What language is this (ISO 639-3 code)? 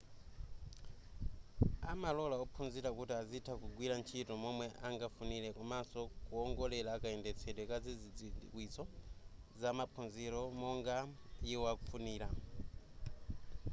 nya